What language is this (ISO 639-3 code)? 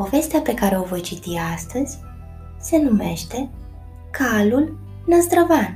ron